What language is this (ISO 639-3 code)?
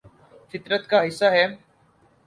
urd